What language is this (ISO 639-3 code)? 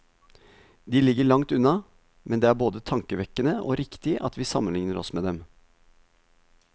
nor